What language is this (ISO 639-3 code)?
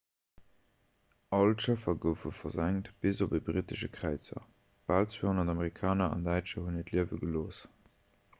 ltz